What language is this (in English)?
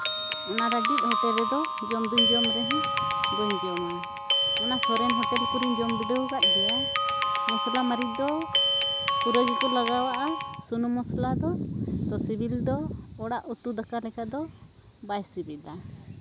Santali